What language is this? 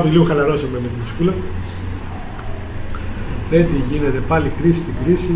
Greek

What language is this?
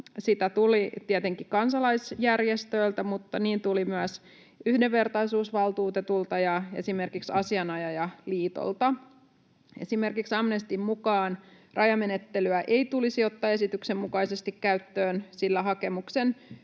Finnish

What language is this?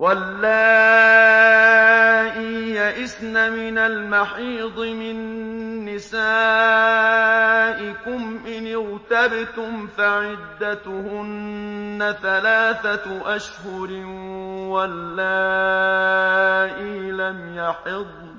Arabic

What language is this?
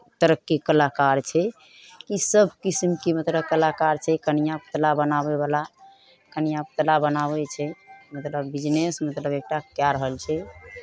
Maithili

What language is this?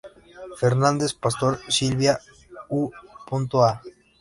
Spanish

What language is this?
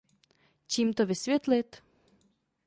Czech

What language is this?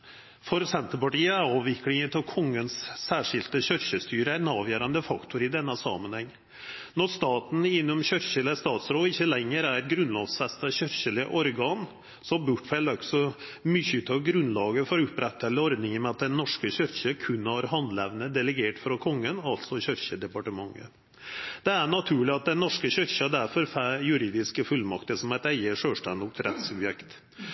Norwegian Nynorsk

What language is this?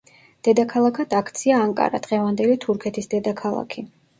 Georgian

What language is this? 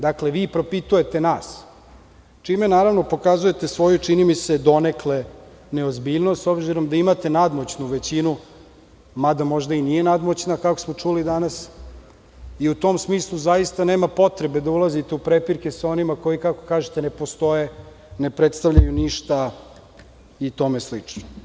Serbian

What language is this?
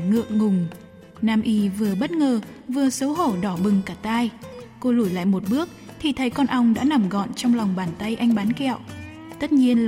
Vietnamese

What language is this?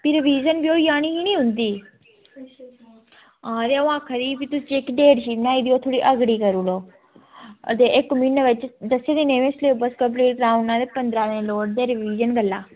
Dogri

